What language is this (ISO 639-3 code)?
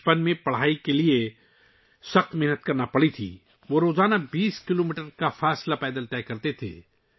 urd